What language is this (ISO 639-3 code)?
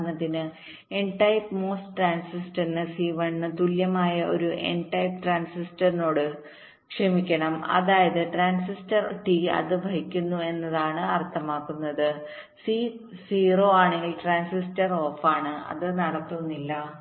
mal